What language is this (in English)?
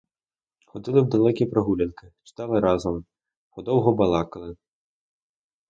Ukrainian